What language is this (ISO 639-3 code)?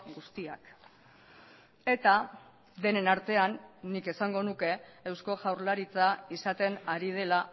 eus